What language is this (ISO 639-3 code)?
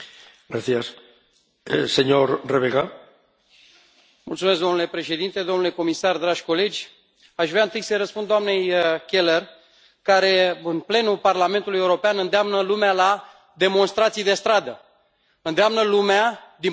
ron